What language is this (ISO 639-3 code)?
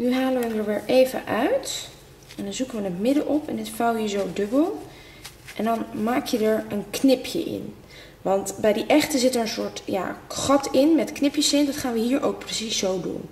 nld